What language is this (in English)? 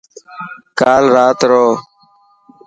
Dhatki